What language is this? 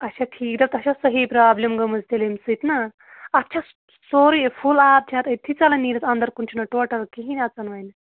Kashmiri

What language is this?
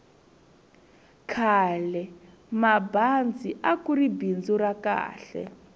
Tsonga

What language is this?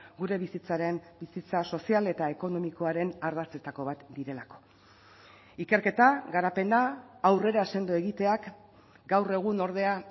Basque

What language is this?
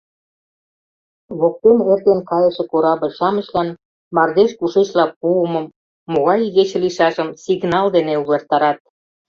Mari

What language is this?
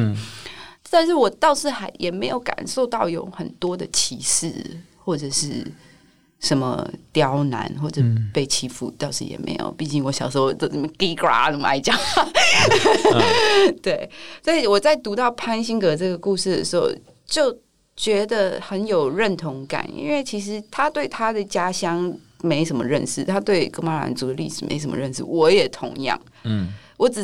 Chinese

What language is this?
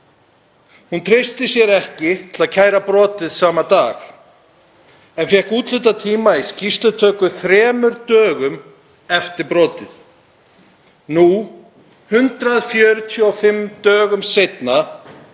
Icelandic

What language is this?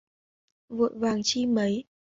Vietnamese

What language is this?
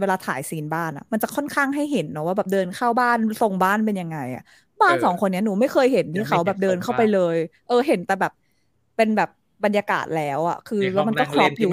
Thai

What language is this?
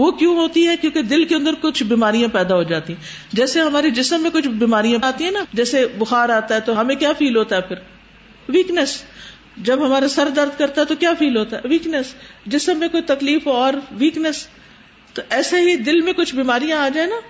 Urdu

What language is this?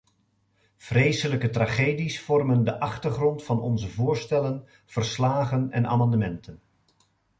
Dutch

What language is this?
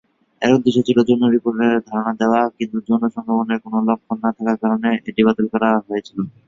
Bangla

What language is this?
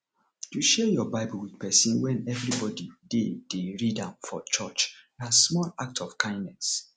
Nigerian Pidgin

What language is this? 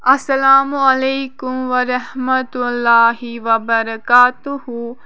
Kashmiri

